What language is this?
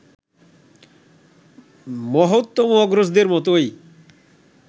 Bangla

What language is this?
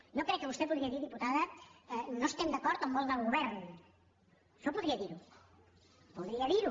Catalan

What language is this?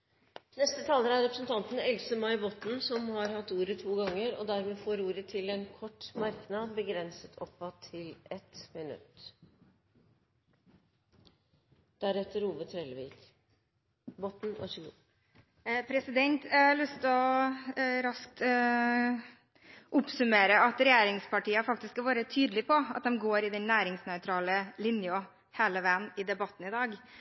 Norwegian Bokmål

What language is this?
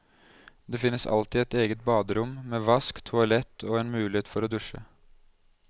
Norwegian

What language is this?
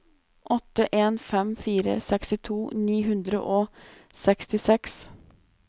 Norwegian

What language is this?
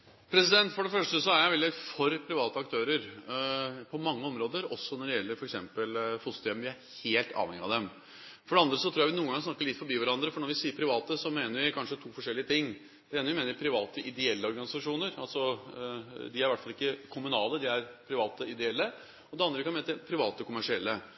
Norwegian Bokmål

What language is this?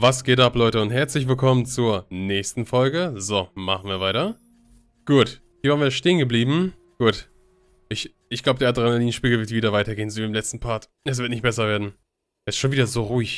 German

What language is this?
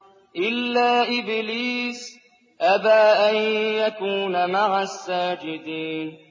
Arabic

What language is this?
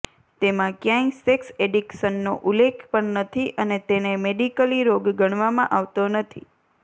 Gujarati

